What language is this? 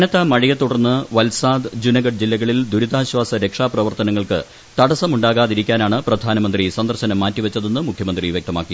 Malayalam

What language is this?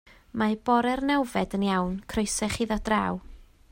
Welsh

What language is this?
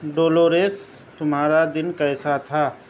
Urdu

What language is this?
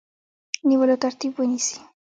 Pashto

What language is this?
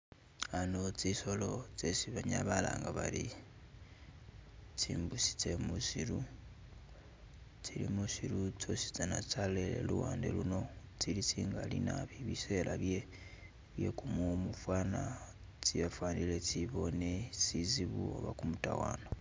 Masaaba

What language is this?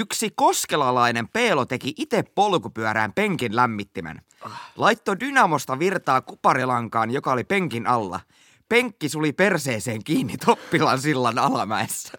Finnish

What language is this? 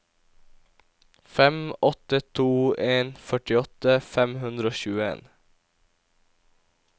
Norwegian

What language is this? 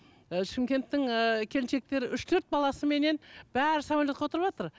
Kazakh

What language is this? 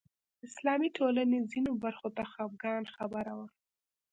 Pashto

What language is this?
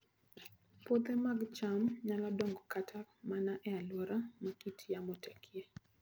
Luo (Kenya and Tanzania)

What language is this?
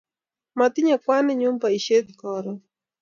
Kalenjin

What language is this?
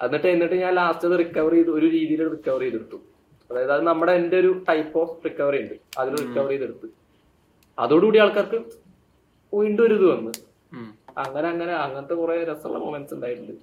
Malayalam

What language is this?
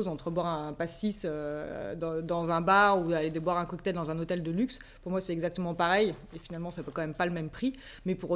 French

